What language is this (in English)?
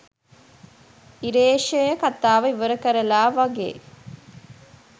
Sinhala